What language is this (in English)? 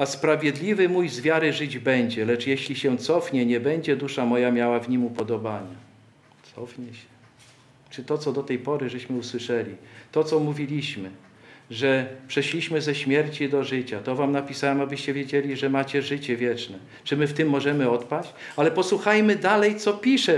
Polish